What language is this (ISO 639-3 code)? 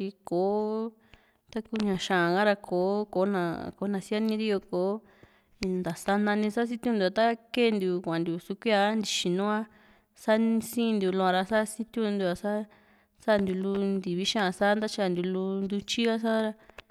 vmc